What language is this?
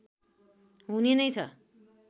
Nepali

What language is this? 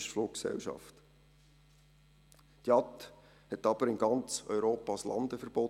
Swiss German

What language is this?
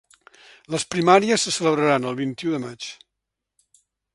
Catalan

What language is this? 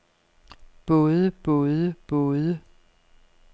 Danish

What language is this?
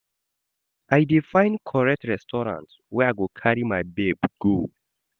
Nigerian Pidgin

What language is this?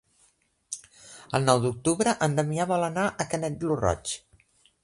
Catalan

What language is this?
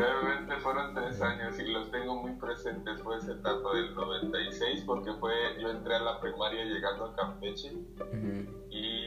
Spanish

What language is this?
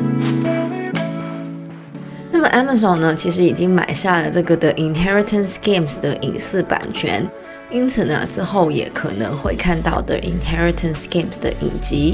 Chinese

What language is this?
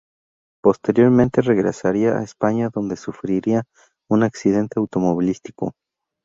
Spanish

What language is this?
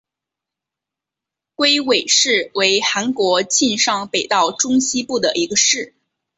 Chinese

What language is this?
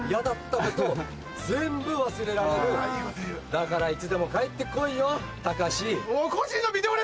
Japanese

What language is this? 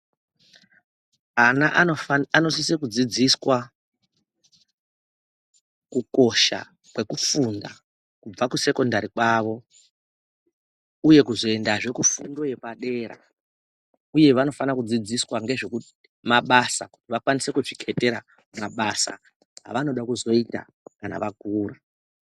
Ndau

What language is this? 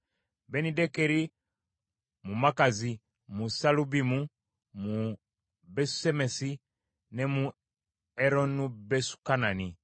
Ganda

